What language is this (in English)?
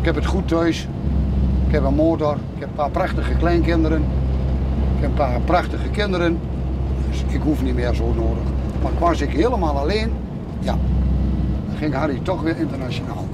Dutch